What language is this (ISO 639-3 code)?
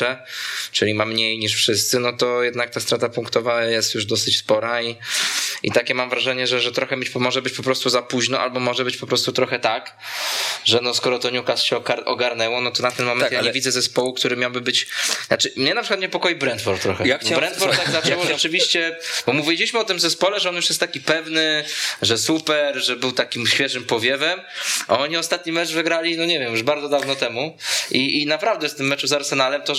pol